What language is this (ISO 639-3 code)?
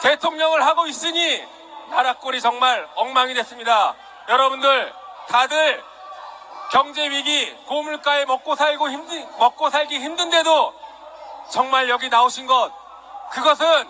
kor